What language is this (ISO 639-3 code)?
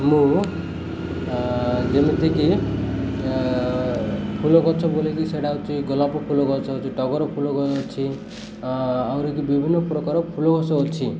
ori